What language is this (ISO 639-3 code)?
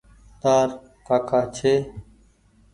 gig